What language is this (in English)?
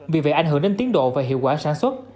Vietnamese